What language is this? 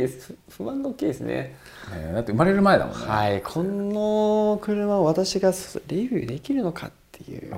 Japanese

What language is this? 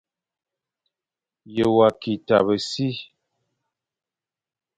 Fang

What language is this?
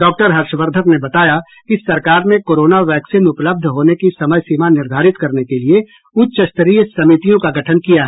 Hindi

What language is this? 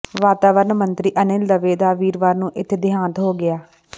Punjabi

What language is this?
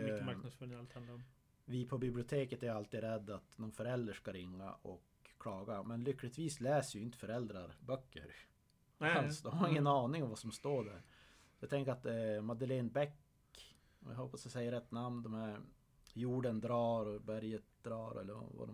Swedish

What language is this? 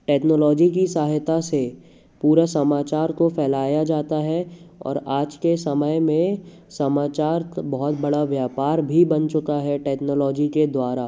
Hindi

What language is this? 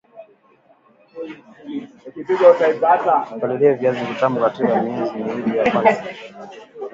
Swahili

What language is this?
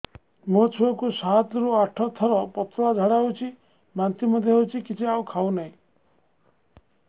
Odia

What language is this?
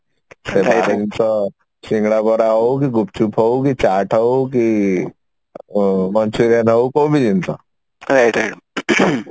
Odia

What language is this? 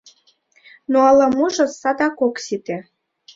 Mari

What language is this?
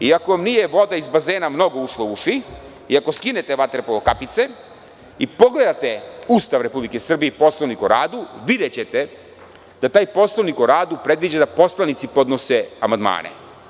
Serbian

